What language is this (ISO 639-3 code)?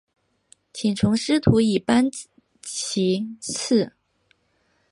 zho